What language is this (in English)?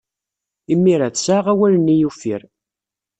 Kabyle